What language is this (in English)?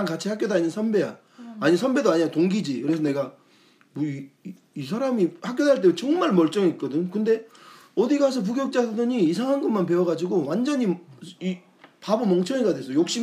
Korean